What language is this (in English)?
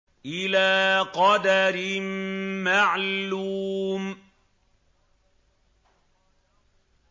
Arabic